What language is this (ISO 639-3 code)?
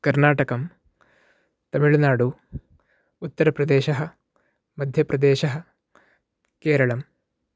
san